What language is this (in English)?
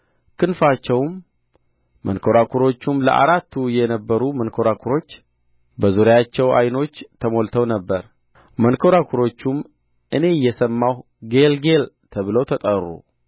Amharic